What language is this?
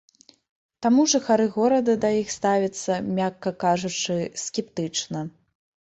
Belarusian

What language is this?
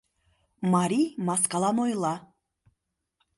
Mari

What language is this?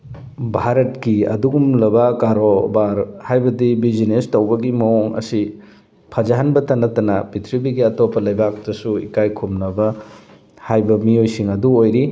Manipuri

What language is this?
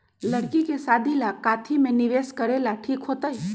Magahi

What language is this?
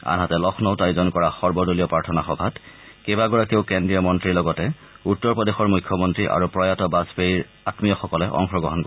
Assamese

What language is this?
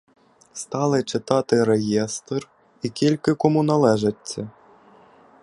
Ukrainian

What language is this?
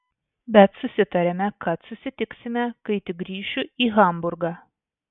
Lithuanian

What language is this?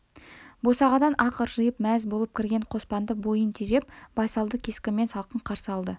Kazakh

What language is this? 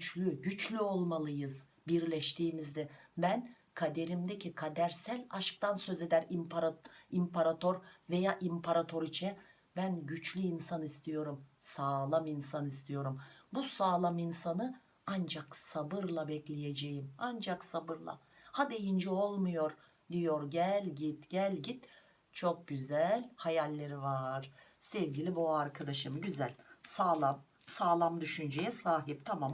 Turkish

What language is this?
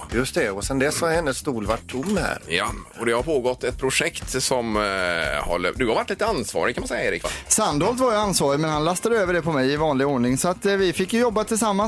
Swedish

